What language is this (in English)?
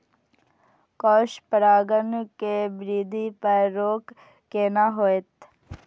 Maithili